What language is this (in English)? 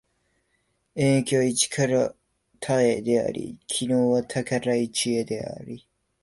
Japanese